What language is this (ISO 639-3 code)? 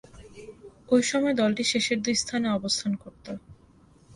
ben